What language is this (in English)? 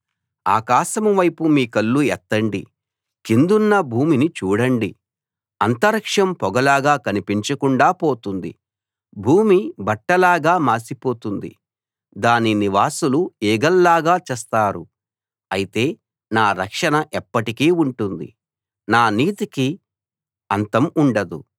Telugu